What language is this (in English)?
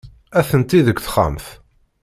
Kabyle